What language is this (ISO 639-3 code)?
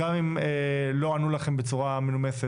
heb